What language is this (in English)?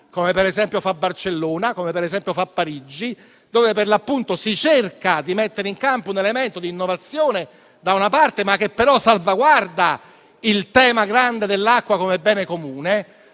Italian